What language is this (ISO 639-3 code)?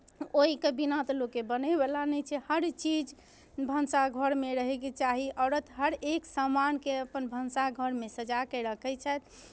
mai